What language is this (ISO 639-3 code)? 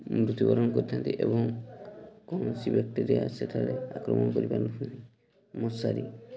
ori